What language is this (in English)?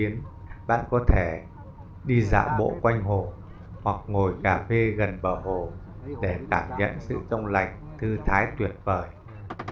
Vietnamese